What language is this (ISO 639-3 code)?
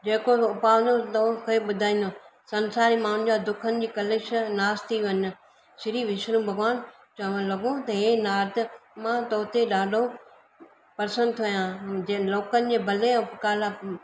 snd